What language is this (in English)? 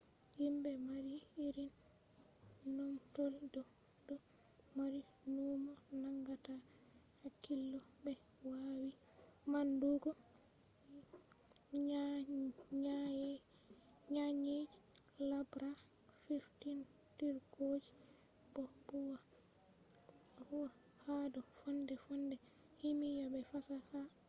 Fula